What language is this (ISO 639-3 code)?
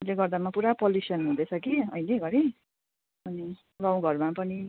nep